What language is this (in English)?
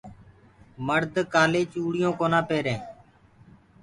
Gurgula